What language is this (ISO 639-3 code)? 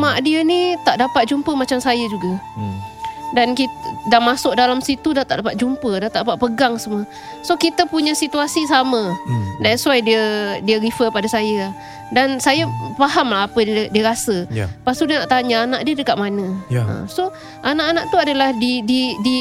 msa